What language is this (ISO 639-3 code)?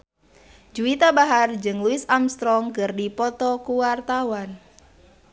sun